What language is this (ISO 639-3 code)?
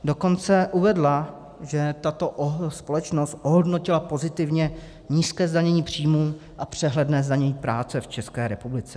ces